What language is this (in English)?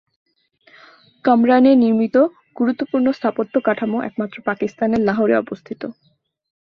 Bangla